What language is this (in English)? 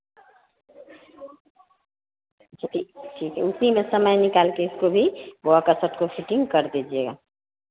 Hindi